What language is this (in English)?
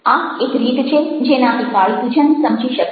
Gujarati